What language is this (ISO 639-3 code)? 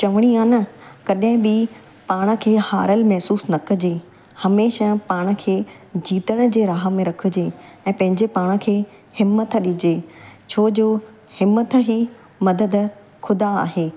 snd